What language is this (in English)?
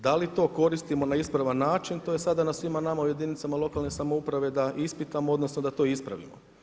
Croatian